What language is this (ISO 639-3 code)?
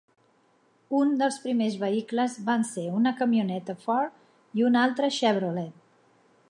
cat